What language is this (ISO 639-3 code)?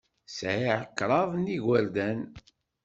kab